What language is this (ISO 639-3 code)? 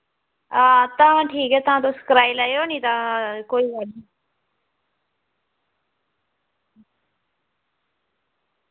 doi